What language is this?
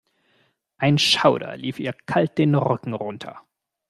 German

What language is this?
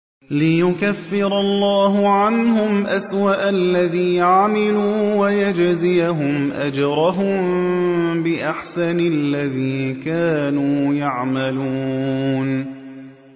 Arabic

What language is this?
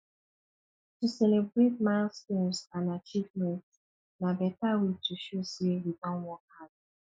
Nigerian Pidgin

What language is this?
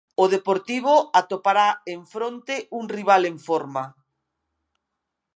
Galician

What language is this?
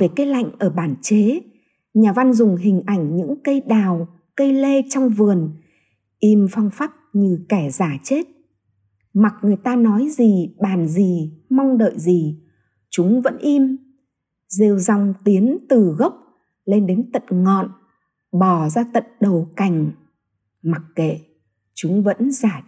Vietnamese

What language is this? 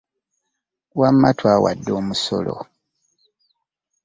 Ganda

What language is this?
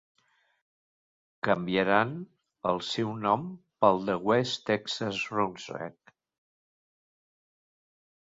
Catalan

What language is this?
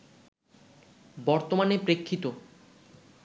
Bangla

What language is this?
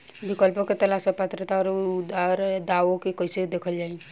Bhojpuri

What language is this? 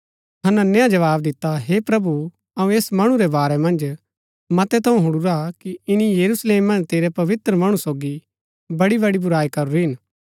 Gaddi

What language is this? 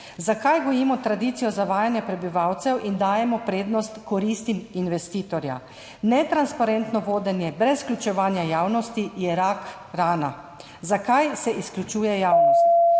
Slovenian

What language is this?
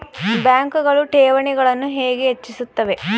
Kannada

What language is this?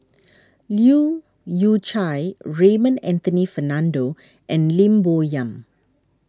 English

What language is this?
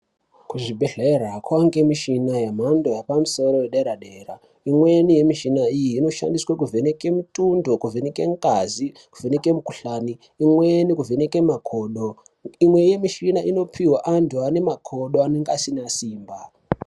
Ndau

